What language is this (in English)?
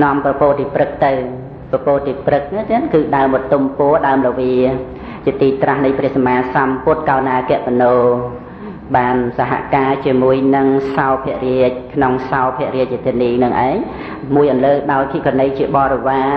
Thai